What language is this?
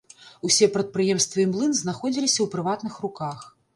Belarusian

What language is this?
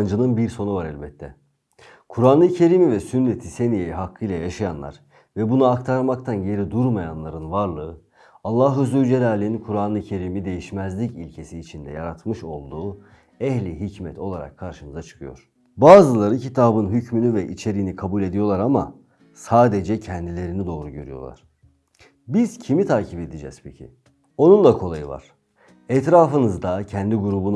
Turkish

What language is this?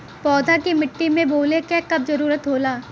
Bhojpuri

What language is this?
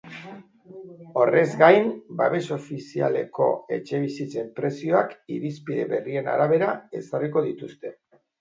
Basque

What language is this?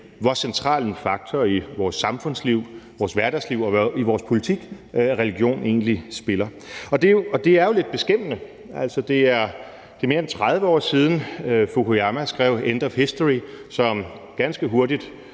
Danish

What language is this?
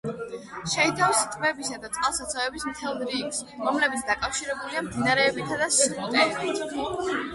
Georgian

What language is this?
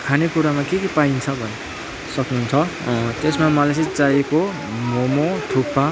Nepali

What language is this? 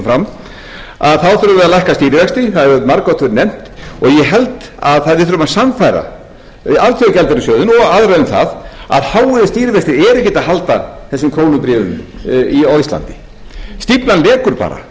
Icelandic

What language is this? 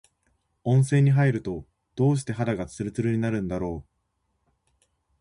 Japanese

